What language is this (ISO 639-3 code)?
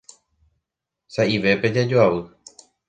grn